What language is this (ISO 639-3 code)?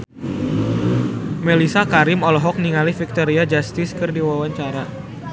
sun